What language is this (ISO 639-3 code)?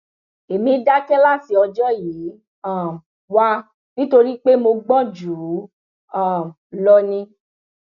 yor